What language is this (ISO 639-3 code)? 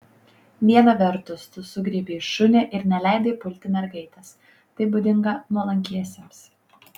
lit